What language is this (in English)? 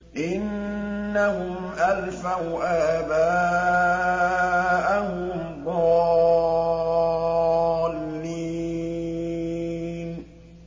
Arabic